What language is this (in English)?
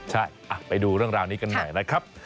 Thai